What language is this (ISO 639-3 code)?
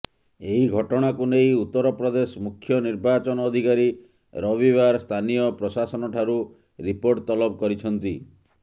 ori